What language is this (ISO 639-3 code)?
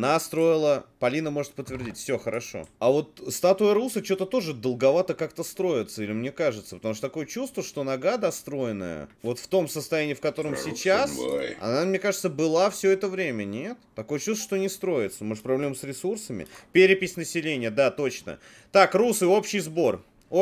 rus